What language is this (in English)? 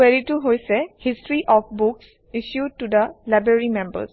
Assamese